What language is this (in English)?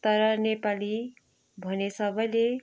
Nepali